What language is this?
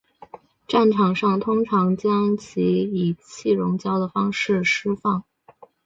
Chinese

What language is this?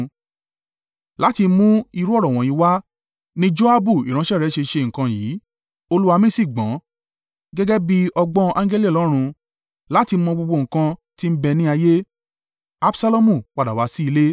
Yoruba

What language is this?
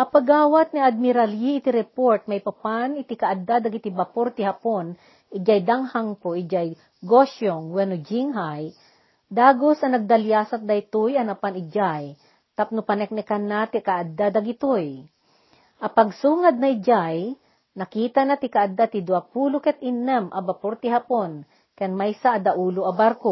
Filipino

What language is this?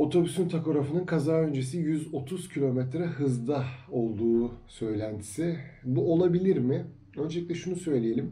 Turkish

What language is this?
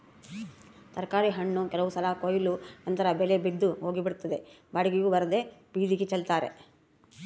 Kannada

